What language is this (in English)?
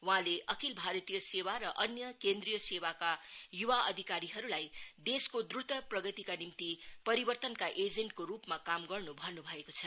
Nepali